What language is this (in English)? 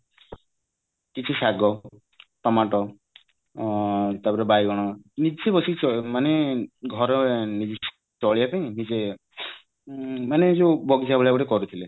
Odia